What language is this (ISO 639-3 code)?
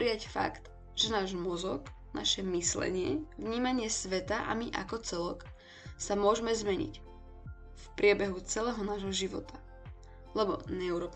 slk